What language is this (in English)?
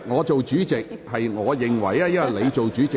Cantonese